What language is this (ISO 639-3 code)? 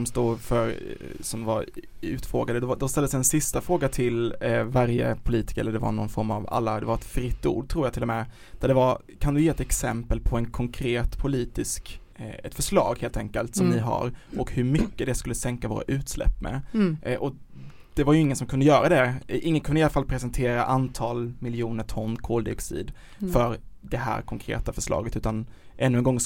swe